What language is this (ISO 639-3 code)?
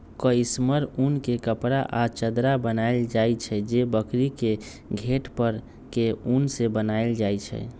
mag